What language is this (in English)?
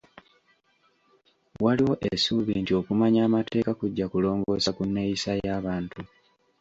Ganda